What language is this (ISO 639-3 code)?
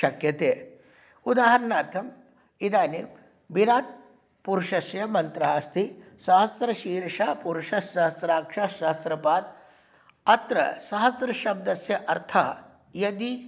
san